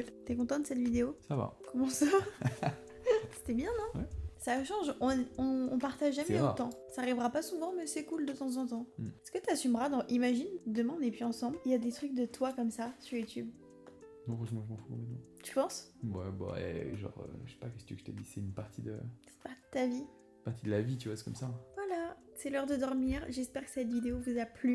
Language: French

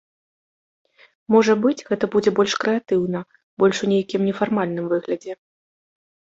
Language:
Belarusian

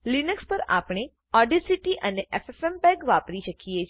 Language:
Gujarati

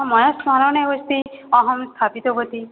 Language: Sanskrit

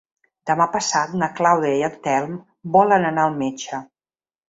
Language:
Catalan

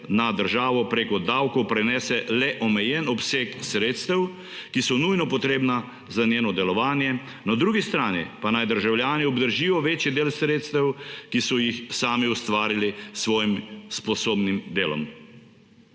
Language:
Slovenian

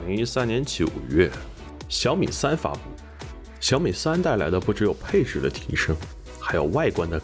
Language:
Chinese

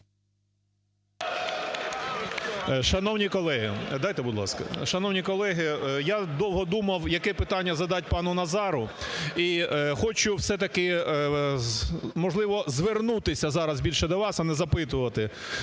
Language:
Ukrainian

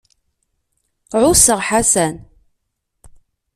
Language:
Kabyle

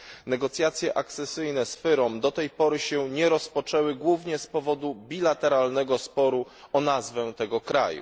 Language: Polish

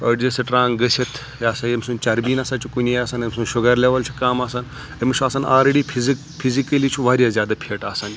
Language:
Kashmiri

